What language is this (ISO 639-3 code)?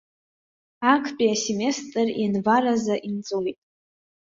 abk